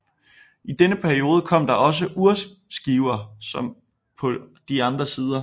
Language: Danish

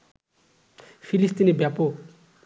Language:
Bangla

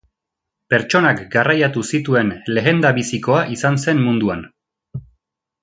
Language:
Basque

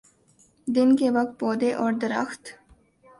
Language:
Urdu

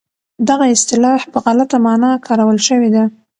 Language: Pashto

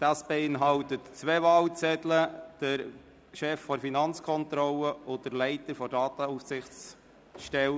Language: Swiss German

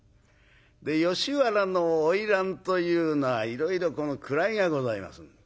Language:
Japanese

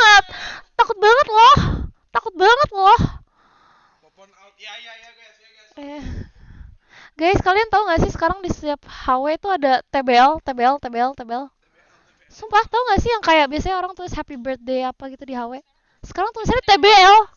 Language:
Indonesian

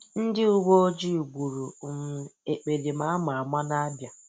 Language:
Igbo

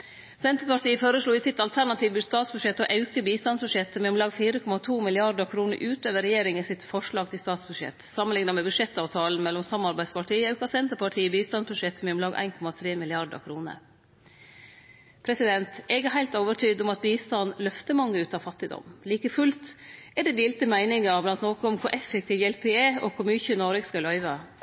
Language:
Norwegian Nynorsk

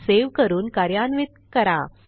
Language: Marathi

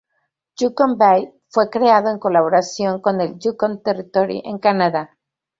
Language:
Spanish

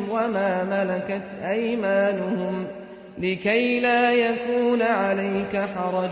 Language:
Arabic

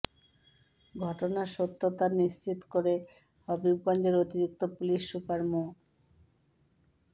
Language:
Bangla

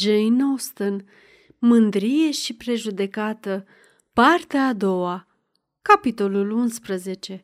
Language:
Romanian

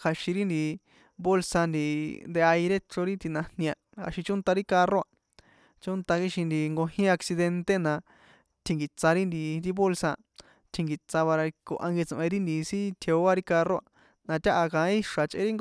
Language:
San Juan Atzingo Popoloca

